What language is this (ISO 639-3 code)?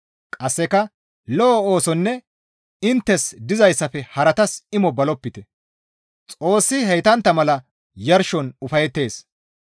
gmv